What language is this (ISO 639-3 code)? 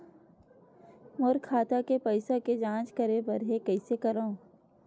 hne